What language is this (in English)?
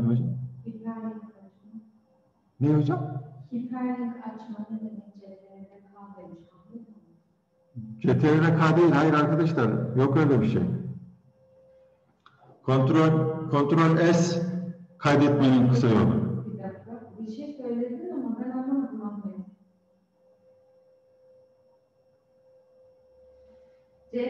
Turkish